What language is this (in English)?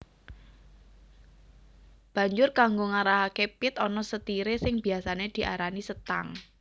Javanese